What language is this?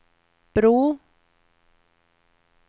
Swedish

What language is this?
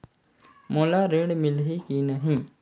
Chhattisgarhi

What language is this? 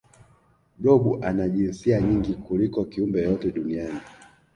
Swahili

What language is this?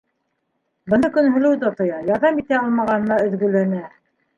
Bashkir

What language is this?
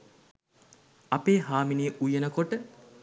Sinhala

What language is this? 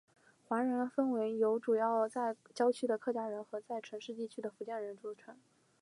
Chinese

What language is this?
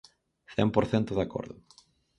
Galician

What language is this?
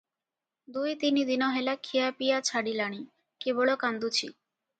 Odia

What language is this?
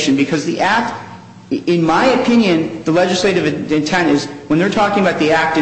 English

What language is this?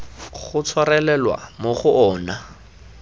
Tswana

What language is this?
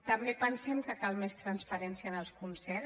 Catalan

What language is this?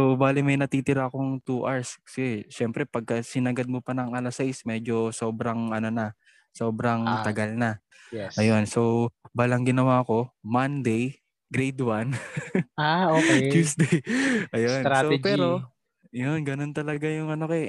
Filipino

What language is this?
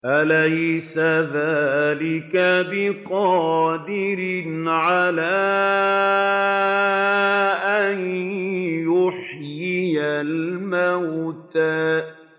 Arabic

